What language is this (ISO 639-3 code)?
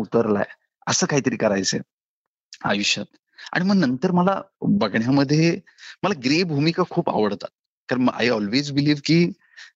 mar